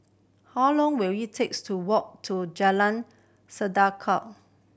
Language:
English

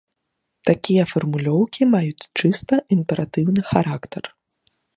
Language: Belarusian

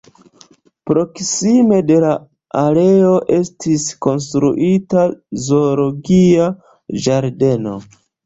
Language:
Esperanto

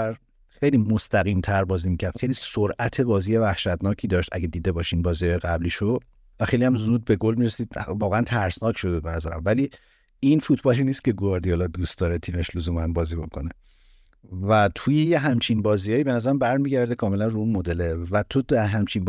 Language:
Persian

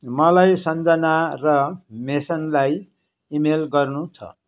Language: Nepali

